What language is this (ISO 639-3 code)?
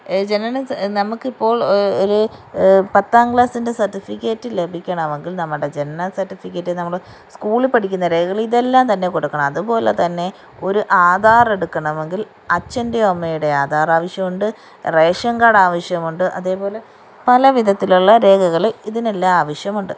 mal